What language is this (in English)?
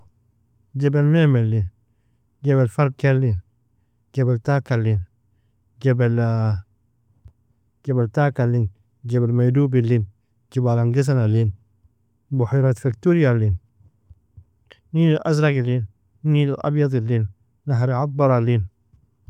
Nobiin